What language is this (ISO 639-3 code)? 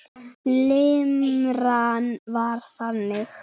isl